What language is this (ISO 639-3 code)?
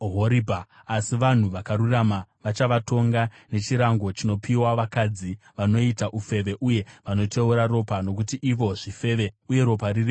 sna